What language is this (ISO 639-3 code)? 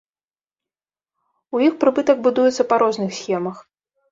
bel